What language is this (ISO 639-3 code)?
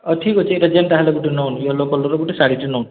ori